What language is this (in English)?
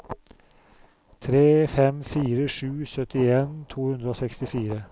Norwegian